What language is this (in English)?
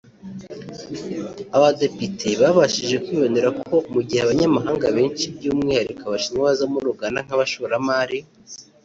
Kinyarwanda